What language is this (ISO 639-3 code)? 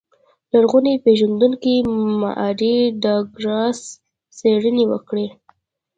pus